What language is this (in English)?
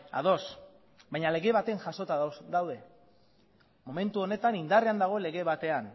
Basque